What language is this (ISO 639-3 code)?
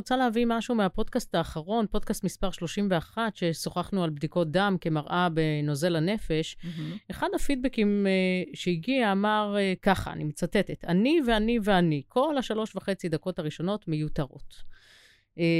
heb